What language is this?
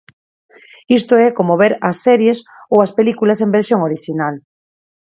Galician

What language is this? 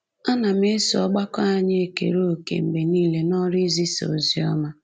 Igbo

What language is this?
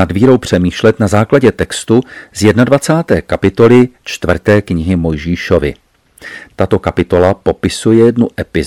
Czech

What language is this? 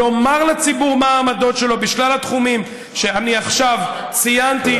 Hebrew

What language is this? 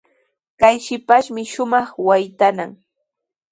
Sihuas Ancash Quechua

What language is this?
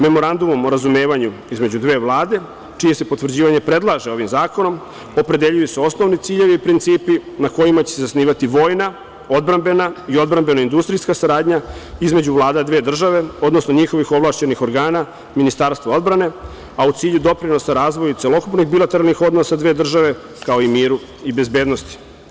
Serbian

